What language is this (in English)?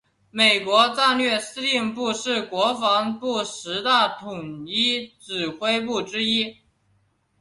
Chinese